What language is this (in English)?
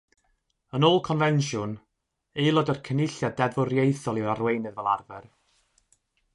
Welsh